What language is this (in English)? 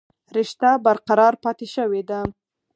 Pashto